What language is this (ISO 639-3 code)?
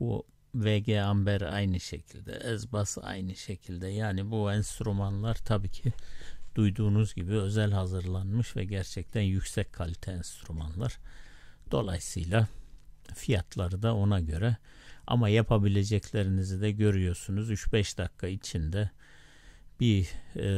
tur